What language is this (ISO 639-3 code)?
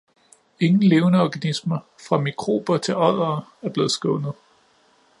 dan